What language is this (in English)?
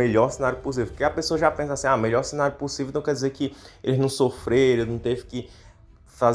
Portuguese